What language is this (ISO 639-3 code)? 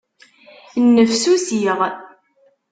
kab